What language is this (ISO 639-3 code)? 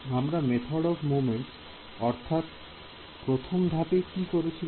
ben